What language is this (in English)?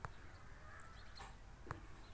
Hindi